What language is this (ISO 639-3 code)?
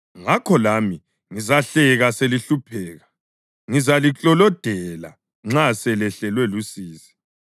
nde